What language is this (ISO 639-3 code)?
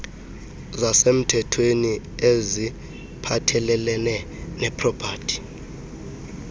xho